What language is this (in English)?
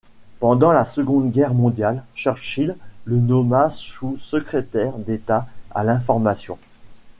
French